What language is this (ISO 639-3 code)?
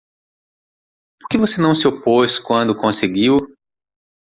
por